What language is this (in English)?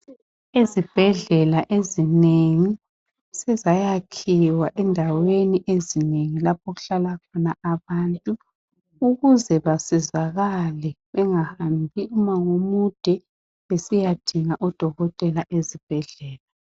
North Ndebele